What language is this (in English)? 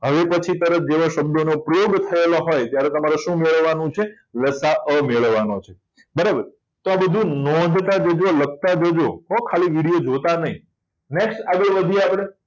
Gujarati